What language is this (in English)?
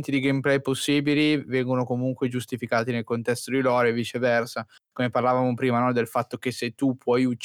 Italian